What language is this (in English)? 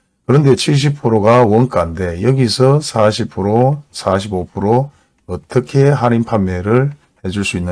Korean